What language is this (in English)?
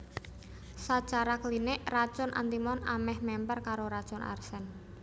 Javanese